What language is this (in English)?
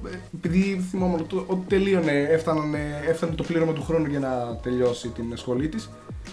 Greek